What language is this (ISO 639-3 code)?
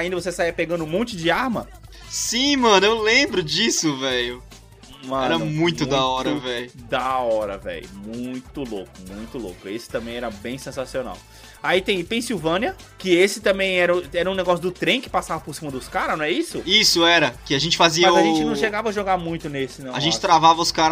por